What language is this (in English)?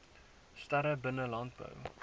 Afrikaans